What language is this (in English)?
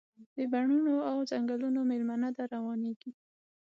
Pashto